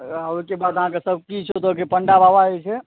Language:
Maithili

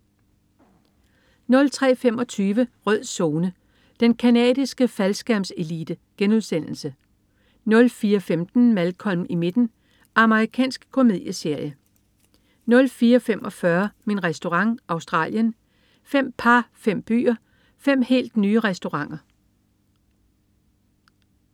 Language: Danish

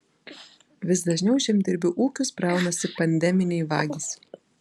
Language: Lithuanian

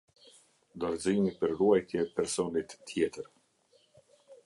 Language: Albanian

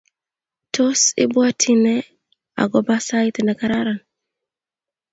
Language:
Kalenjin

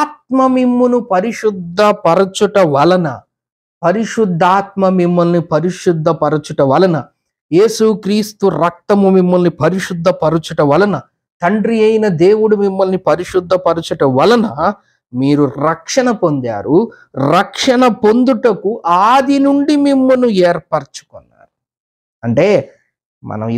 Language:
Telugu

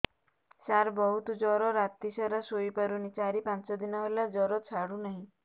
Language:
Odia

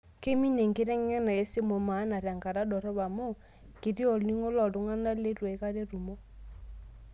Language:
Masai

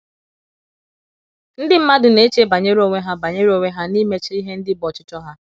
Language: Igbo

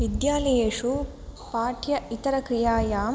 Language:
Sanskrit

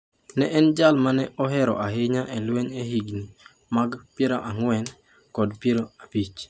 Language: Luo (Kenya and Tanzania)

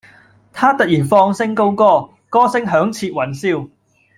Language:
Cantonese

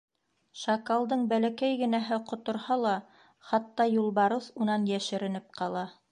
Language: Bashkir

